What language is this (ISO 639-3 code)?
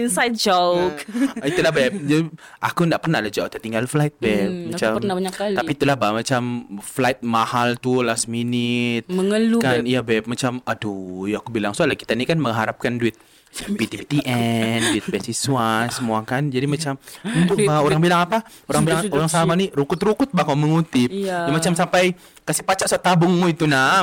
msa